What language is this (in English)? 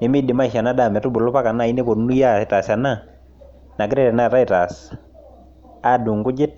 Masai